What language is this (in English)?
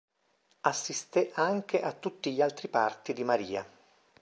Italian